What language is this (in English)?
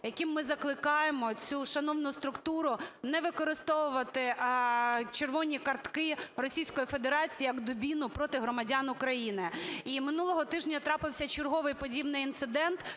Ukrainian